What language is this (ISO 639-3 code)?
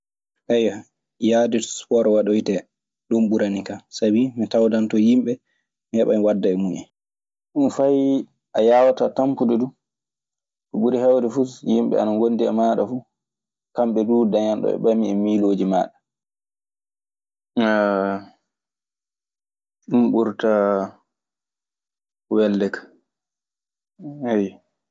ffm